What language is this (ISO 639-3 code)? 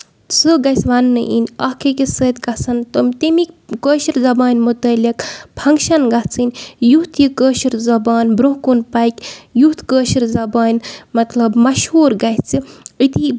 kas